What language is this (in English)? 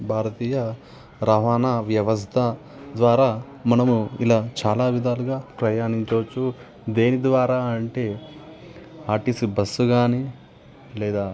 Telugu